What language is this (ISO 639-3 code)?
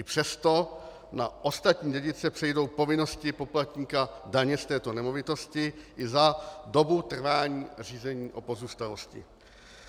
ces